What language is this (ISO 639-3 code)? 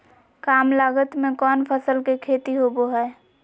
mag